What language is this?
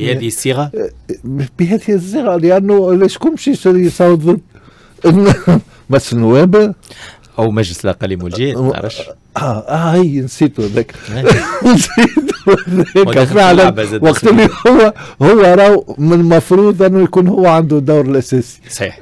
Arabic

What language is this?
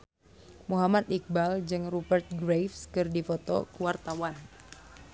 Sundanese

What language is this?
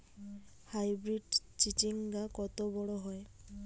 Bangla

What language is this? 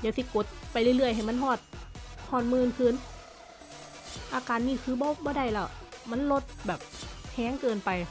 Thai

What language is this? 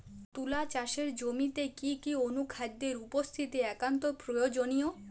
Bangla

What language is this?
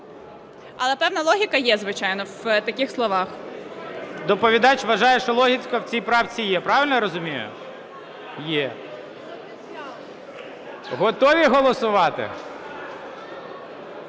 Ukrainian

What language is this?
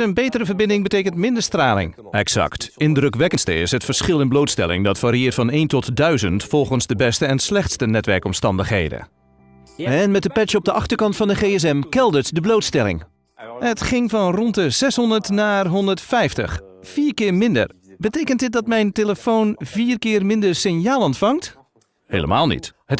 Dutch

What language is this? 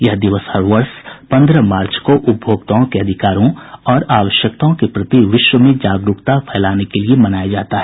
Hindi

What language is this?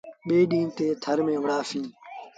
Sindhi Bhil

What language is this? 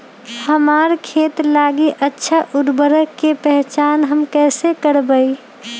Magahi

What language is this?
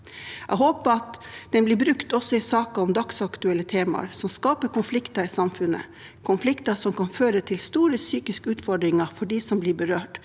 Norwegian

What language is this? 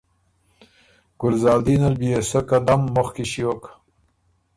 Ormuri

